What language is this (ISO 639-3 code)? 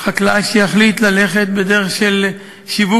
heb